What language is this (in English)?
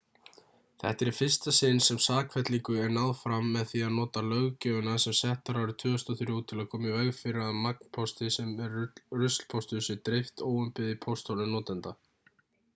Icelandic